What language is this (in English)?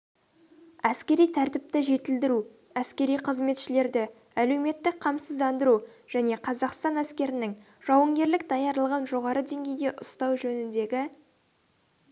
Kazakh